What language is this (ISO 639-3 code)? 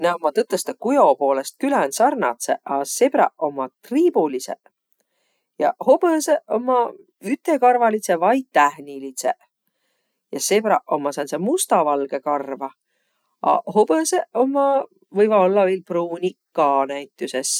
vro